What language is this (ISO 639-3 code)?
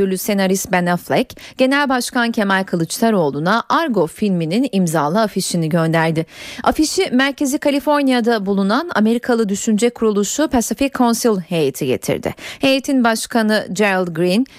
tur